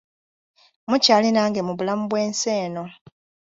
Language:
Ganda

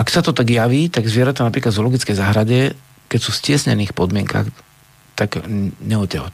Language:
Slovak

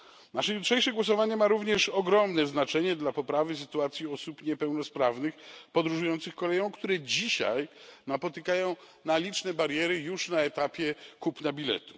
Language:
Polish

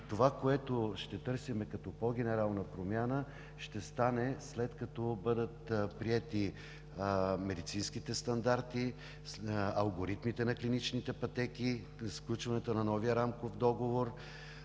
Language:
Bulgarian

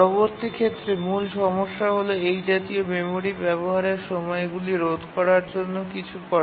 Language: Bangla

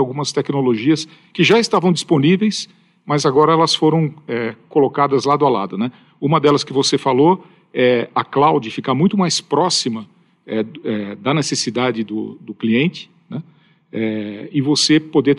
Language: Portuguese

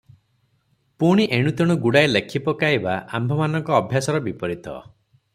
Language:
Odia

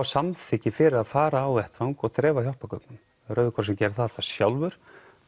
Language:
Icelandic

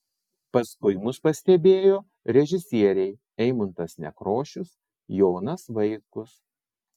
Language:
Lithuanian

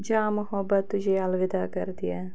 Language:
Kashmiri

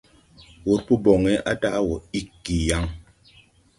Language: Tupuri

